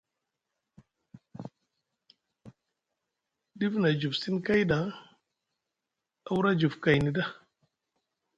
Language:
Musgu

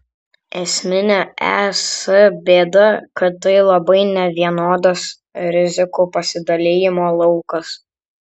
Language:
Lithuanian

